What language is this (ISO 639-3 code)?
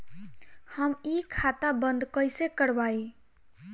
bho